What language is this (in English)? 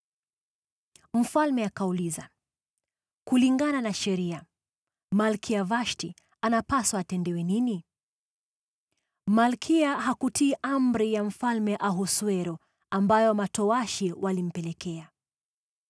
Swahili